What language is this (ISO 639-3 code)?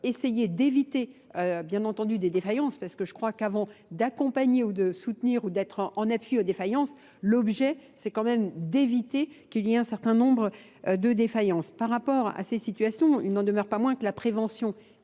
fra